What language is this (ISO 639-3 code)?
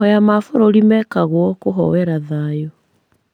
kik